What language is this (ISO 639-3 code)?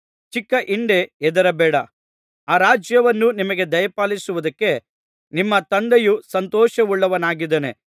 kan